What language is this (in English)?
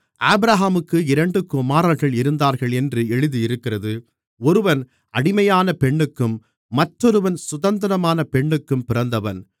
Tamil